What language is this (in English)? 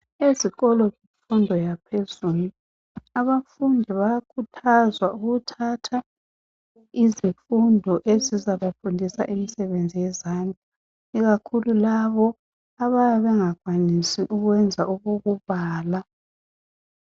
North Ndebele